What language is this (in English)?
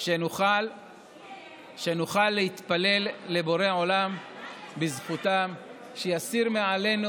Hebrew